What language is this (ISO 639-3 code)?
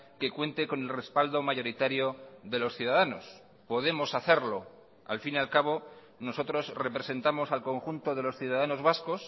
spa